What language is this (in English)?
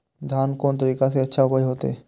Maithili